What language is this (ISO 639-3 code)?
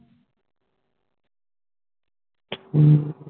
pan